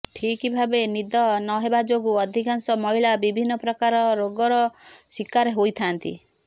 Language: Odia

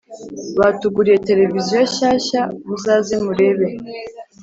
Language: Kinyarwanda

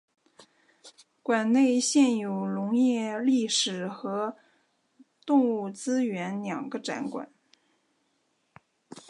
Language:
Chinese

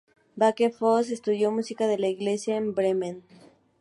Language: Spanish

